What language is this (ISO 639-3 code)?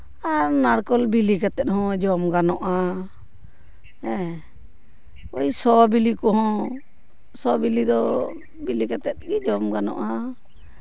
sat